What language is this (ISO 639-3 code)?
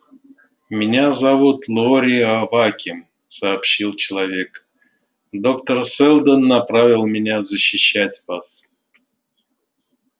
rus